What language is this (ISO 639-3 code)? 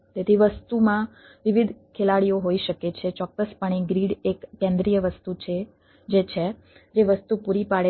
guj